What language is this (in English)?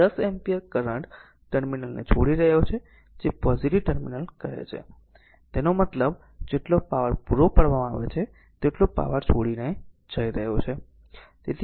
Gujarati